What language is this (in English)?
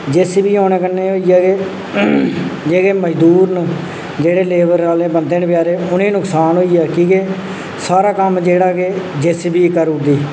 Dogri